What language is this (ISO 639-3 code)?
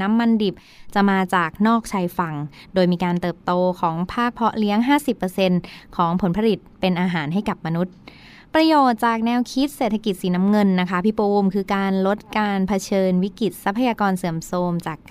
tha